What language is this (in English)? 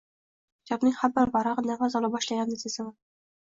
Uzbek